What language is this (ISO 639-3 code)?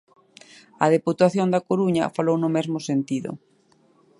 glg